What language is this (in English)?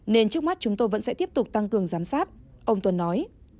Vietnamese